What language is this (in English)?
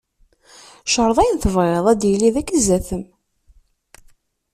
Kabyle